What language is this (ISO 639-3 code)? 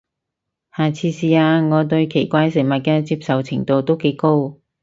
yue